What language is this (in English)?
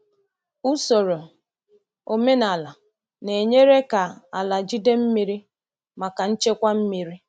Igbo